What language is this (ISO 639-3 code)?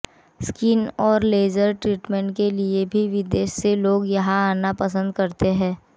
hin